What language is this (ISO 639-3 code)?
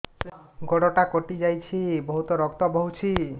ori